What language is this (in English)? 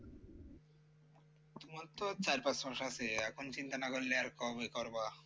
Bangla